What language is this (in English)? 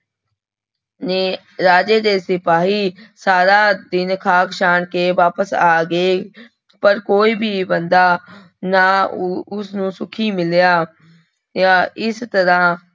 Punjabi